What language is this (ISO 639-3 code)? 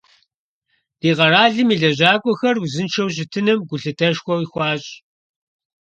kbd